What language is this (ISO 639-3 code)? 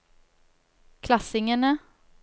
nor